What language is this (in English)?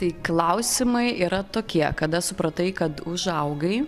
Lithuanian